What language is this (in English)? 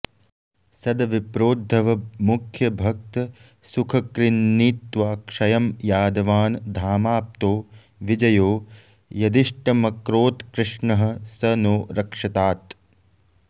Sanskrit